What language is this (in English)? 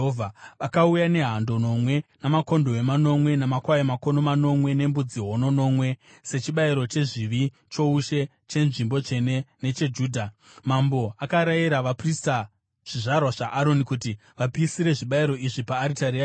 Shona